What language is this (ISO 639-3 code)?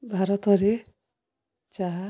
ori